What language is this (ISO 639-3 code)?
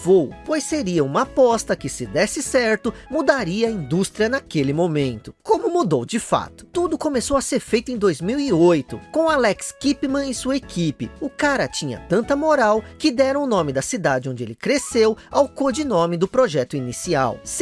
por